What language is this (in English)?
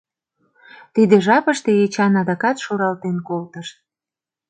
Mari